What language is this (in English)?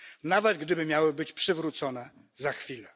Polish